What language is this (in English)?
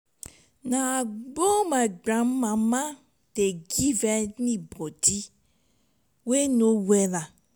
Nigerian Pidgin